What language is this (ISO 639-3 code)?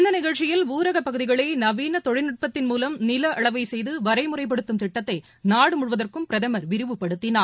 tam